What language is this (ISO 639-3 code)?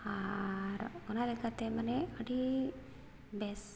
sat